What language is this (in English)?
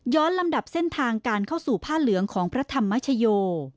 Thai